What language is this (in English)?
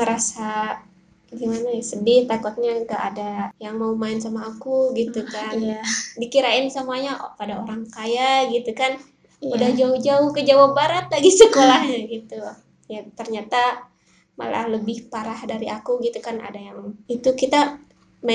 Indonesian